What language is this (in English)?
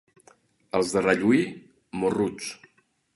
Catalan